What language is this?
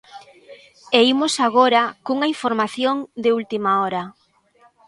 Galician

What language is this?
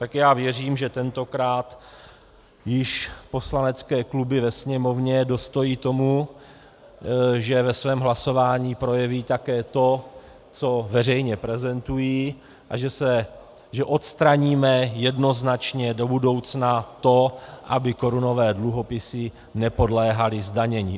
Czech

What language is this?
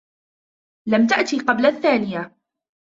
Arabic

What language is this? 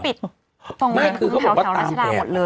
Thai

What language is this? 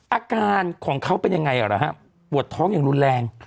Thai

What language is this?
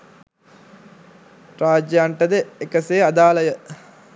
Sinhala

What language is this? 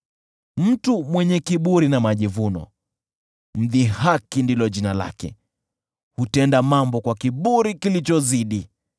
Swahili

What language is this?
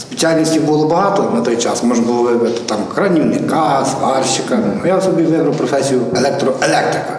Ukrainian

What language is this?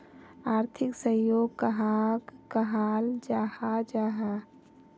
Magahi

